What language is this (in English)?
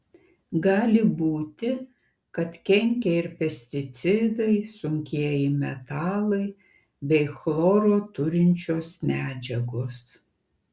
Lithuanian